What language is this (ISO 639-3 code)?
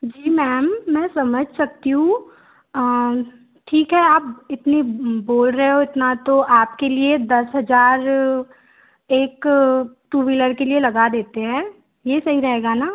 hin